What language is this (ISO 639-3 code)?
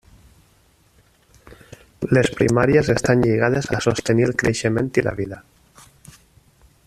cat